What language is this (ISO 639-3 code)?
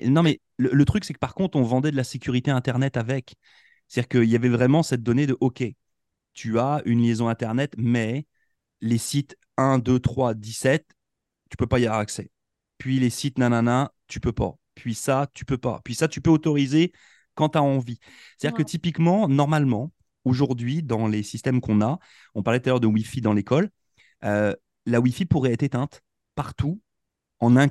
fra